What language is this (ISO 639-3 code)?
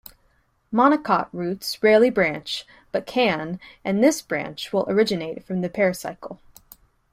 eng